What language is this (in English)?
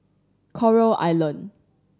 English